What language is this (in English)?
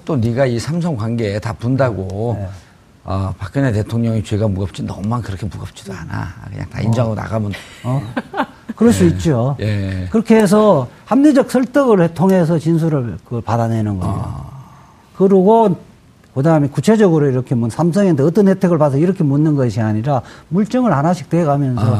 Korean